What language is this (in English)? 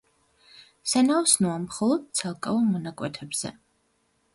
Georgian